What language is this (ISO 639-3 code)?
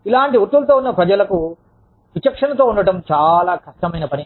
tel